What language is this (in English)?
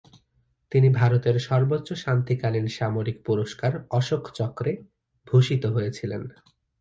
Bangla